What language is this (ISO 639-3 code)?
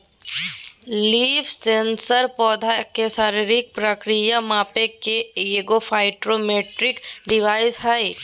mag